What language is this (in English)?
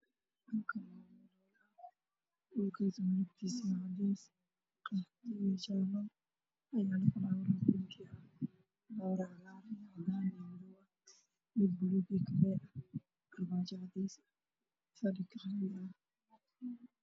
Somali